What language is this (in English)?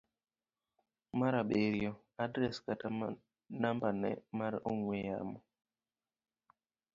Luo (Kenya and Tanzania)